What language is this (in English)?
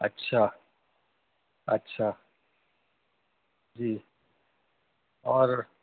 Urdu